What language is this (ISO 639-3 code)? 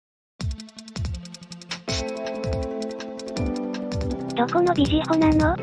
jpn